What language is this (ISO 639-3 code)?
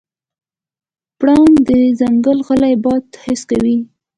pus